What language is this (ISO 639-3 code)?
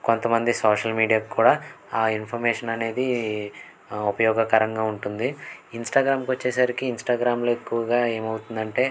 tel